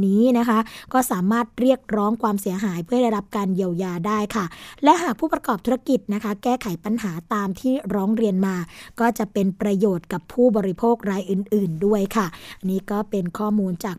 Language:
Thai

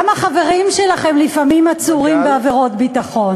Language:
Hebrew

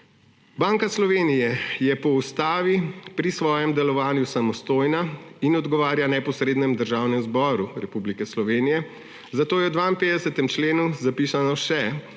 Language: Slovenian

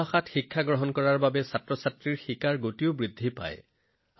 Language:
Assamese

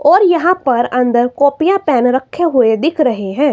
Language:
Hindi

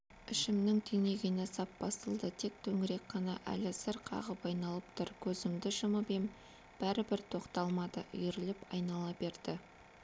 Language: Kazakh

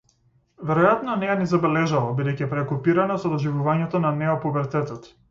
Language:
Macedonian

